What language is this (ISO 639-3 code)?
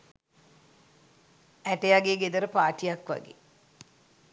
sin